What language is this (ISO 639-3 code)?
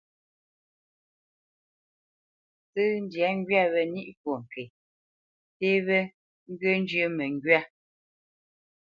bce